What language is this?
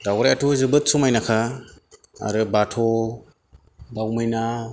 Bodo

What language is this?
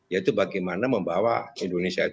Indonesian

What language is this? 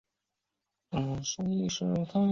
Chinese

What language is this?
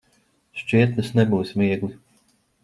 Latvian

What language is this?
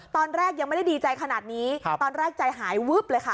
Thai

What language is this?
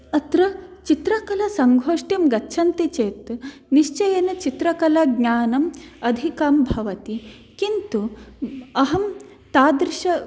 Sanskrit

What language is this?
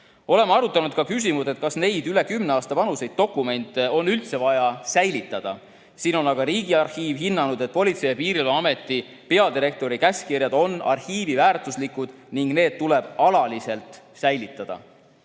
Estonian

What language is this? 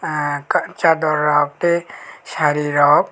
Kok Borok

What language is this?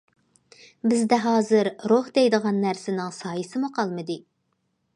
Uyghur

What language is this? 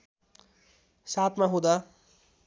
Nepali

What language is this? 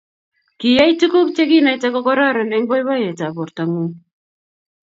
Kalenjin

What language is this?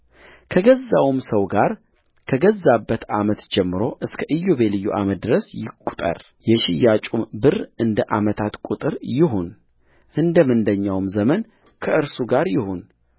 Amharic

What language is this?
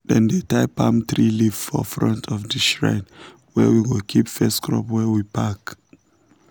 Nigerian Pidgin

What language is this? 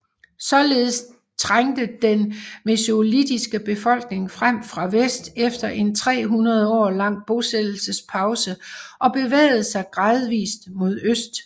Danish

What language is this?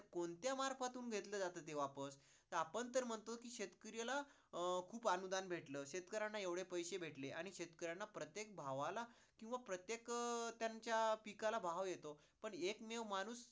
Marathi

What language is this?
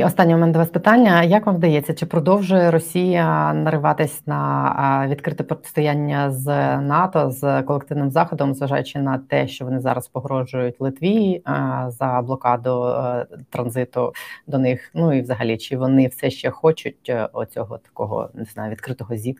Ukrainian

